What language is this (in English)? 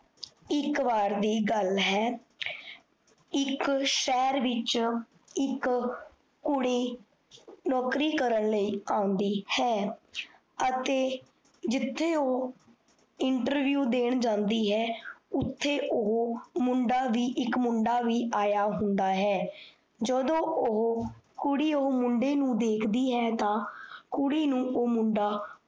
Punjabi